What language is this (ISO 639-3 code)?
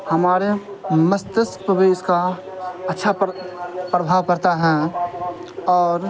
urd